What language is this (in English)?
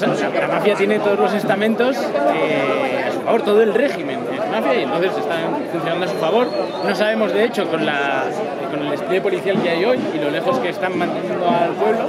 Spanish